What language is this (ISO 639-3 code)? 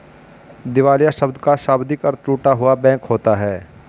hin